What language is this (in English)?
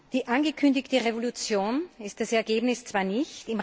German